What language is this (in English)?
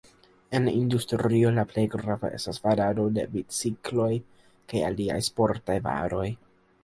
Esperanto